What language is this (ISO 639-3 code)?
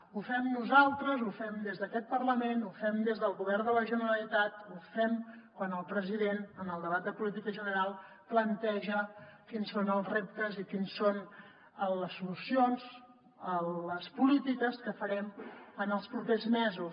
cat